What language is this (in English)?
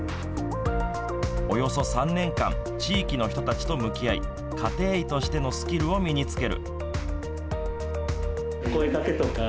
Japanese